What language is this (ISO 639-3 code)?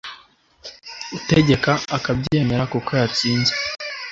kin